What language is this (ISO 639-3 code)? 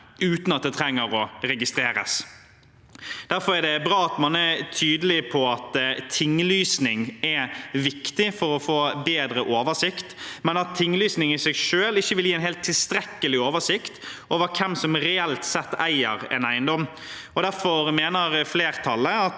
nor